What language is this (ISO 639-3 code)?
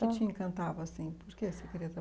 por